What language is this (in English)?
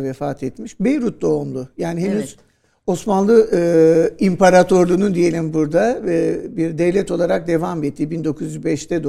Turkish